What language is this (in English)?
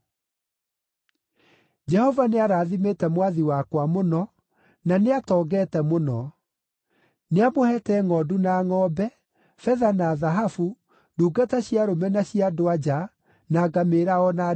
Kikuyu